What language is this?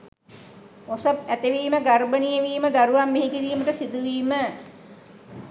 Sinhala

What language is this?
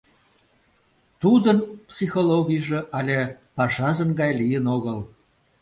Mari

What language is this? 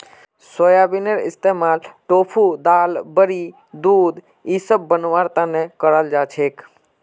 Magahi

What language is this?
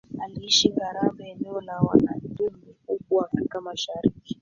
Swahili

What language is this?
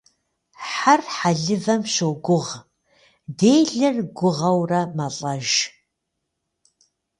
Kabardian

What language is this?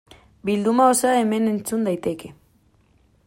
Basque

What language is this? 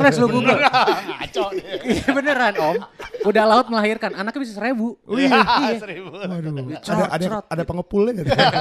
Indonesian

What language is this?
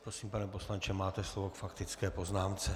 Czech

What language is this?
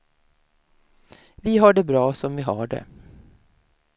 Swedish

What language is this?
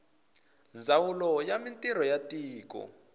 Tsonga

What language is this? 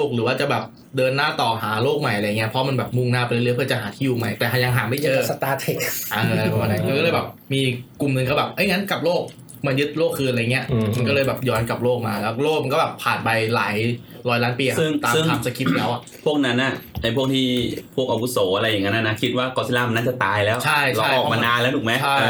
Thai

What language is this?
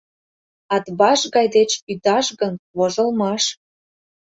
Mari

